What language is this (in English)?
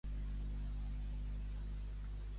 Catalan